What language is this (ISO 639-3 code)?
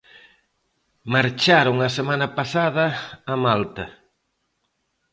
glg